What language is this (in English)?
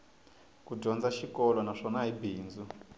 Tsonga